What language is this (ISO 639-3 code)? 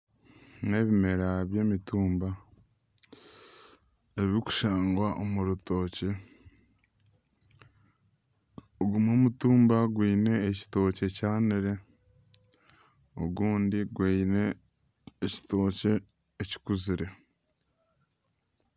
nyn